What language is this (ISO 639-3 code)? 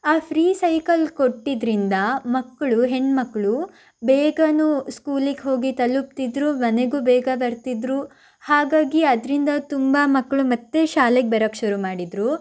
kan